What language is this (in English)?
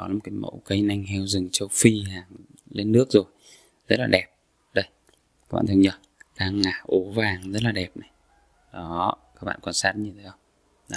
Vietnamese